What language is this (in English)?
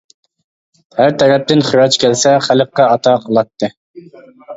Uyghur